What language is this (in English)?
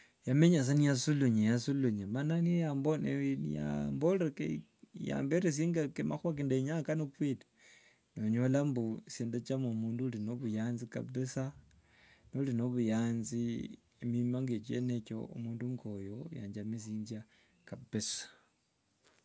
Wanga